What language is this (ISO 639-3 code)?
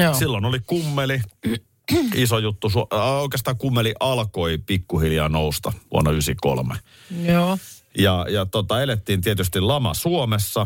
fin